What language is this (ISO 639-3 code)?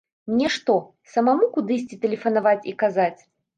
bel